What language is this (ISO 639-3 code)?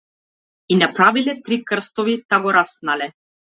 mkd